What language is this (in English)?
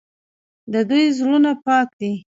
Pashto